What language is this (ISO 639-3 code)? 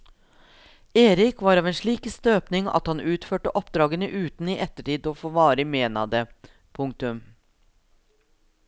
nor